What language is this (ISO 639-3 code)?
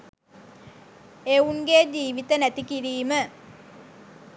sin